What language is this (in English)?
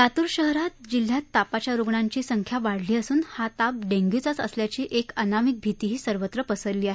Marathi